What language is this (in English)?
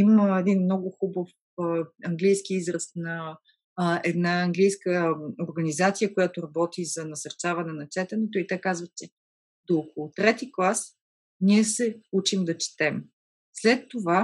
Bulgarian